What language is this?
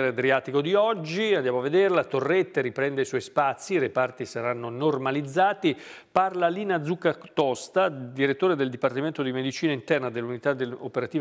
Italian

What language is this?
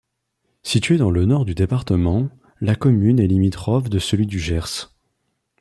French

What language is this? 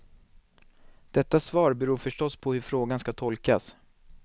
Swedish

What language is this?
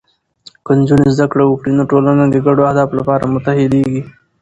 Pashto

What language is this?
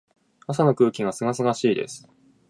Japanese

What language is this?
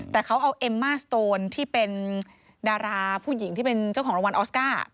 Thai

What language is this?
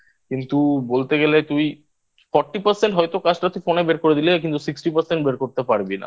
Bangla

